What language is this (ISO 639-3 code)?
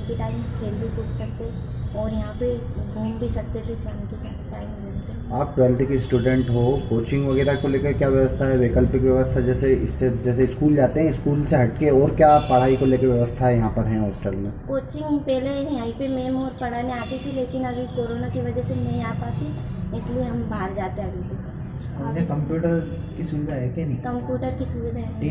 hin